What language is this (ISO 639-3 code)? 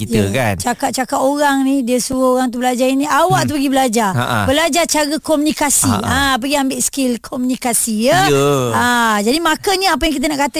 msa